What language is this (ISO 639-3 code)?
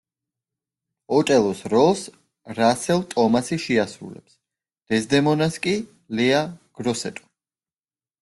kat